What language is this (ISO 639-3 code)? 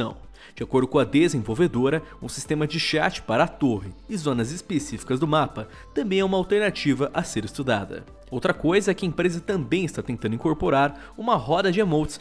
por